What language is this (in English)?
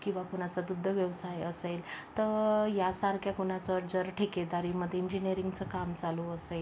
Marathi